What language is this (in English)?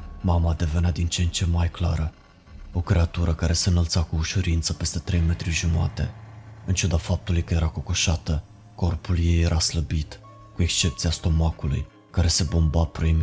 Romanian